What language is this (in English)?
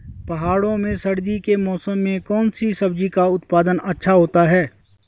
Hindi